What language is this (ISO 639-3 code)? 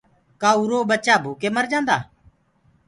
ggg